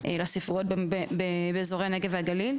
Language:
Hebrew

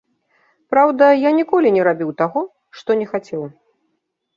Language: Belarusian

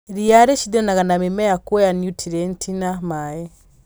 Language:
Kikuyu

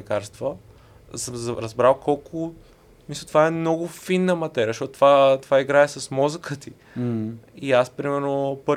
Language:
Bulgarian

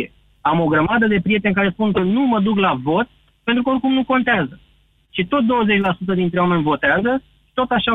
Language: Romanian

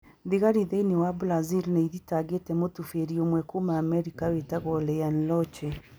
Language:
Kikuyu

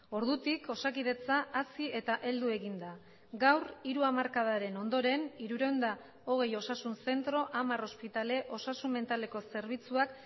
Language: Basque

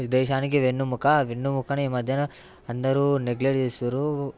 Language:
Telugu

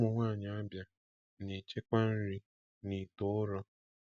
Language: Igbo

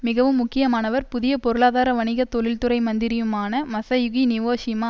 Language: Tamil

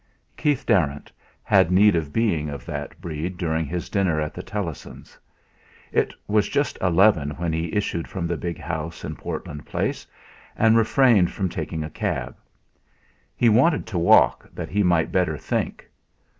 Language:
English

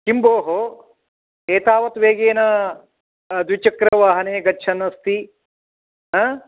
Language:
Sanskrit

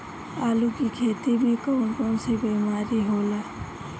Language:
Bhojpuri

